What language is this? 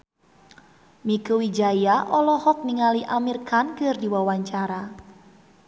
Sundanese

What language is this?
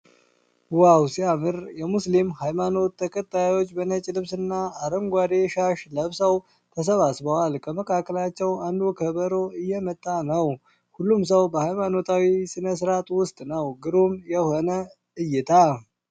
Amharic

